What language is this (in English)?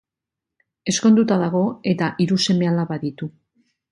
Basque